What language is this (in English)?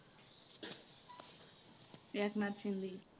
Marathi